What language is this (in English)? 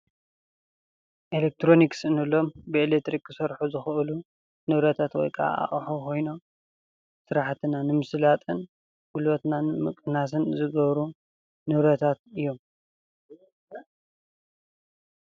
Tigrinya